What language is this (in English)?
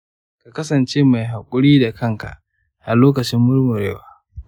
Hausa